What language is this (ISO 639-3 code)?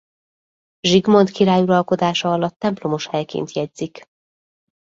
hun